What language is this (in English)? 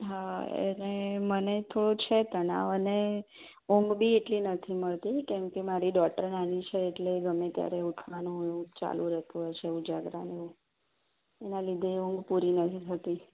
Gujarati